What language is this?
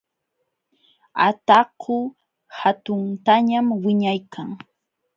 Jauja Wanca Quechua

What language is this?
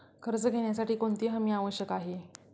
Marathi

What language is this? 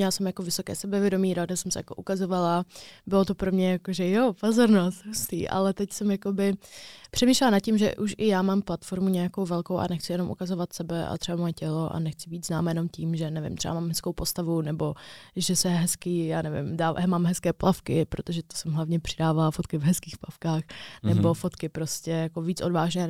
Czech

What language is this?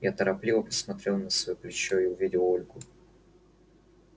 Russian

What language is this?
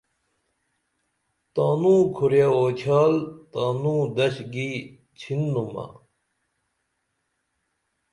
Dameli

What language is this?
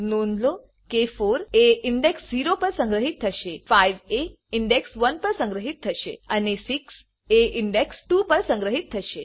Gujarati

